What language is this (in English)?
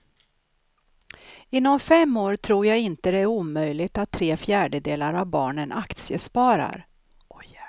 Swedish